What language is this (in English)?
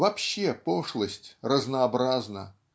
Russian